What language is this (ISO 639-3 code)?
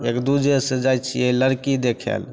mai